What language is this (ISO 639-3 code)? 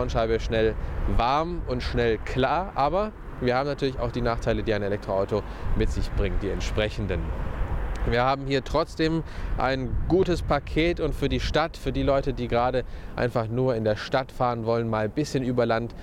deu